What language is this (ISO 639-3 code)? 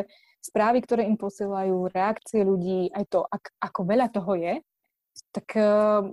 slk